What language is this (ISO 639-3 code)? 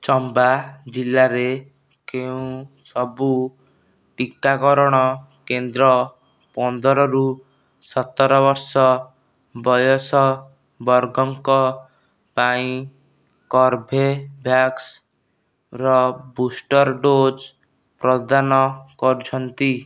ori